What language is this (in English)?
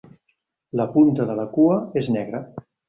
Catalan